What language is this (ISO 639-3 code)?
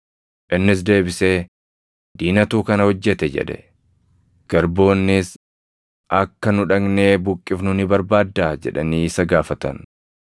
orm